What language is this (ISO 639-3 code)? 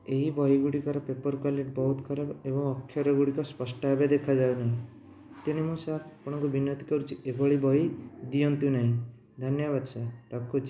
ori